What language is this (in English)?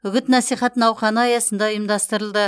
Kazakh